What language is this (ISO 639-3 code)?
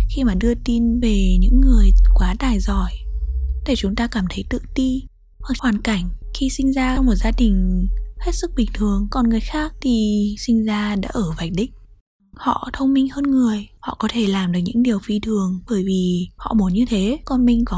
vie